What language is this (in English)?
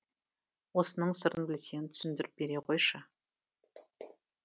Kazakh